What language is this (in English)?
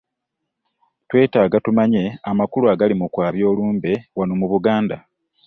Ganda